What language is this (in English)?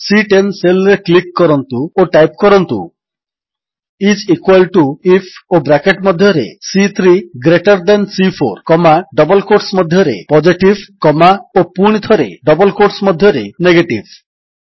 Odia